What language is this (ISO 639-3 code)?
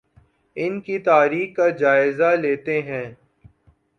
urd